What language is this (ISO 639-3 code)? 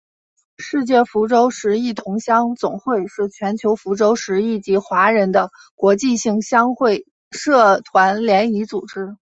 zho